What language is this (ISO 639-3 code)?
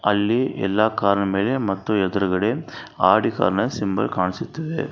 kan